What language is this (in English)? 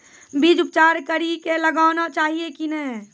Maithili